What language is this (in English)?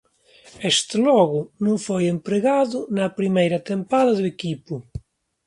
Galician